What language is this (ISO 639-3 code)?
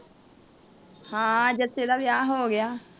pan